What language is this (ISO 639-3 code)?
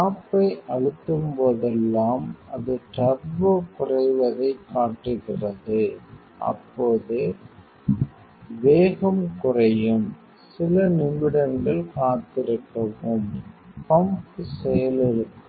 tam